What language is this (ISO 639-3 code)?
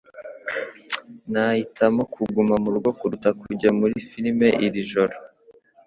kin